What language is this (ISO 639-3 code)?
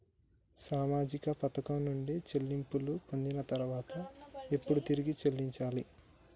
tel